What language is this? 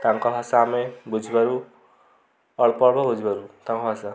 Odia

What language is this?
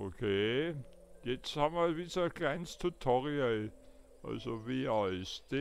German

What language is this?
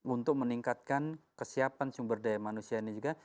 Indonesian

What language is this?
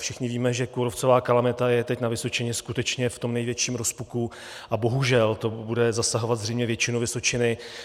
Czech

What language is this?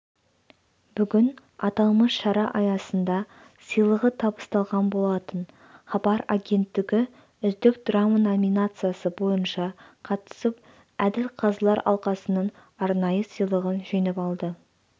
Kazakh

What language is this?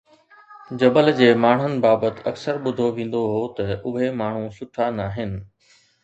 Sindhi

